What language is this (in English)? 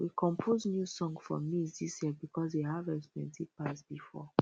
Nigerian Pidgin